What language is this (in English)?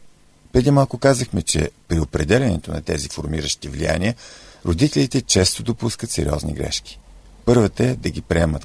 Bulgarian